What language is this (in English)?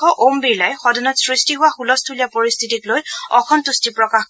Assamese